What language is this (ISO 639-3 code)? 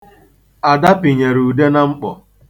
ibo